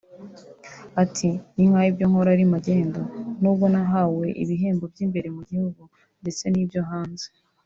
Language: Kinyarwanda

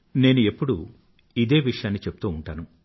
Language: Telugu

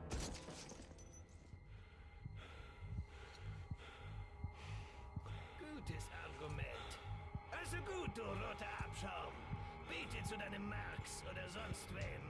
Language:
German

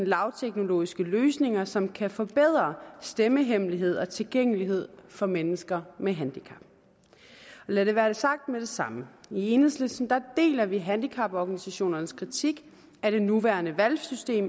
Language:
Danish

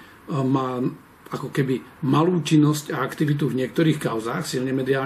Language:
Slovak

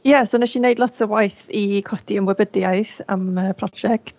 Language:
Welsh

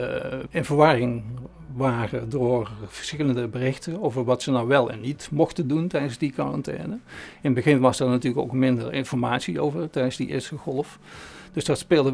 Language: Dutch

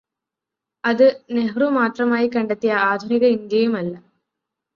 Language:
Malayalam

